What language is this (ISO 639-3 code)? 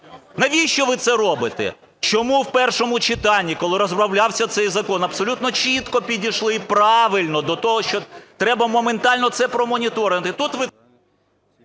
ukr